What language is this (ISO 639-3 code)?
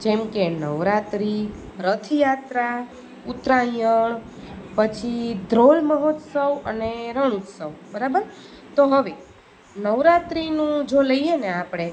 guj